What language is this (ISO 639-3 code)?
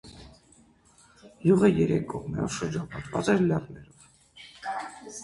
hye